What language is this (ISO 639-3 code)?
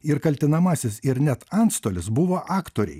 lit